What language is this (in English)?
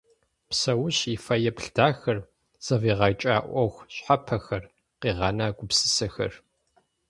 Kabardian